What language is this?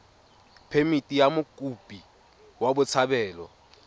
Tswana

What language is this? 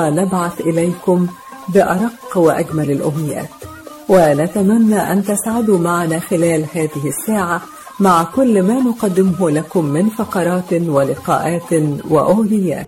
Arabic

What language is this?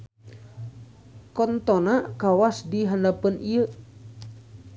Sundanese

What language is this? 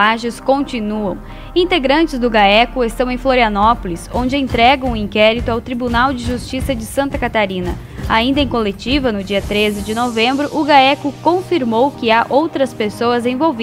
Portuguese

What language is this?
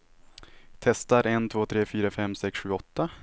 Swedish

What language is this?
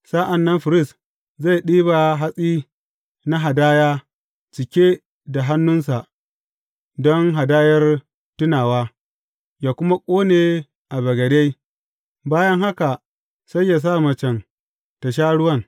Hausa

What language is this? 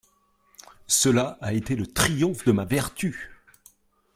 French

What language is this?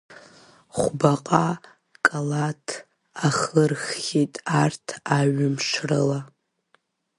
Abkhazian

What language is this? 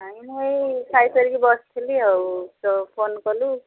Odia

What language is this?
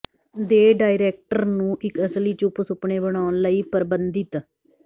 Punjabi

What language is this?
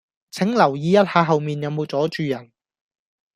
Cantonese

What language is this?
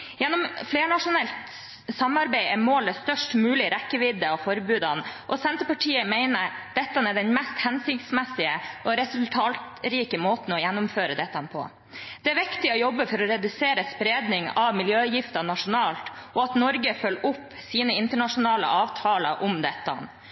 Norwegian Bokmål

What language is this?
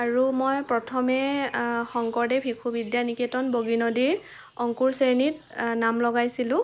Assamese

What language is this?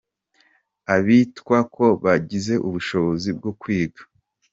Kinyarwanda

